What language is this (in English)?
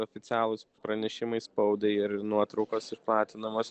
Lithuanian